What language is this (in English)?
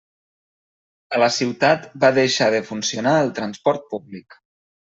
Catalan